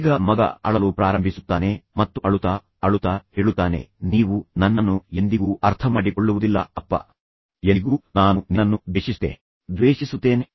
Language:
Kannada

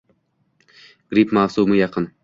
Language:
Uzbek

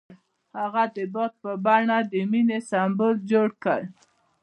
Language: Pashto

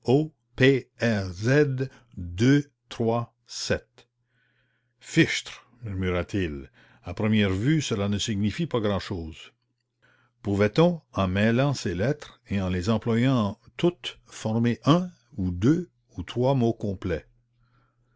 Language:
French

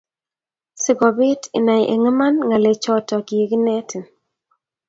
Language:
Kalenjin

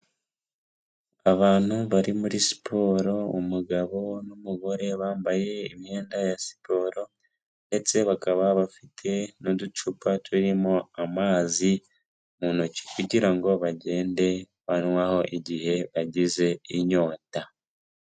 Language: Kinyarwanda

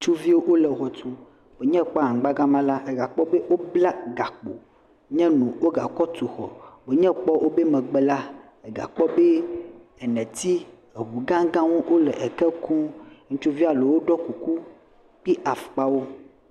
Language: Ewe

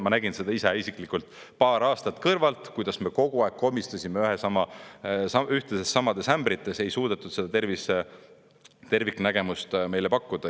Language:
Estonian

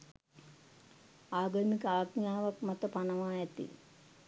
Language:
Sinhala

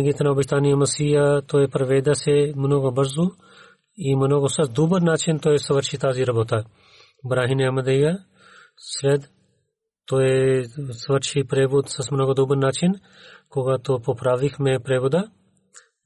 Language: Bulgarian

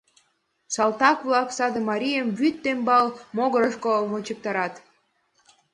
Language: Mari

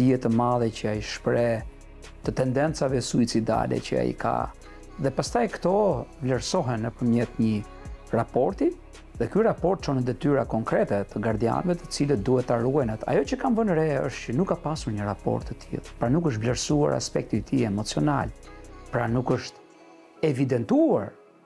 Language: Romanian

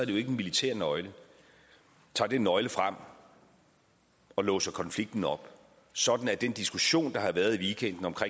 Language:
Danish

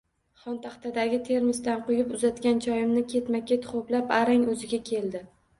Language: Uzbek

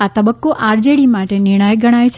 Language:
Gujarati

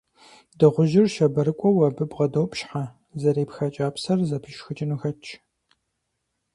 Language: Kabardian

